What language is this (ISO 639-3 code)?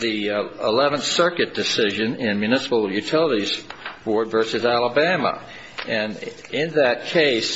eng